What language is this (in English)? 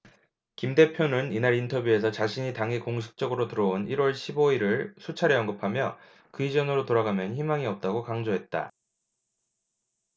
Korean